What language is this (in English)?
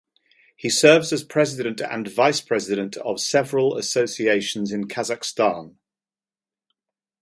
English